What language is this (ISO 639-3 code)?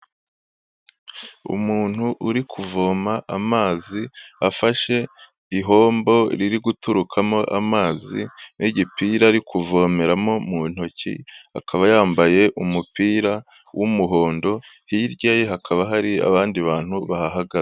kin